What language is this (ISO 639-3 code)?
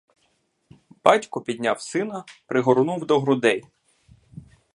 ukr